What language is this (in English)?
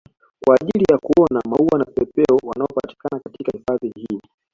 Swahili